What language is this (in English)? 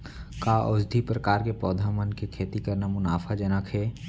Chhattisgarhi